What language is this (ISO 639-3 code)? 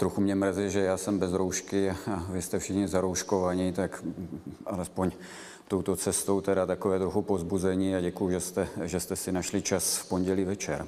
ces